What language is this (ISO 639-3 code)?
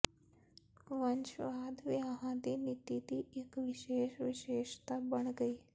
pan